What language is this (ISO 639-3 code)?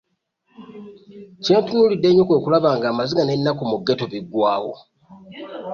lug